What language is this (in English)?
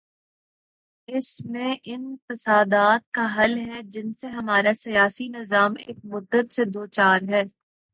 Urdu